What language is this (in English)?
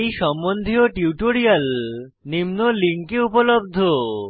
Bangla